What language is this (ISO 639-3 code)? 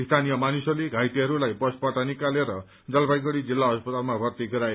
nep